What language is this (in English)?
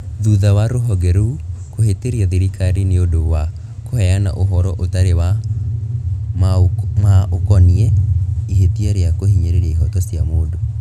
Kikuyu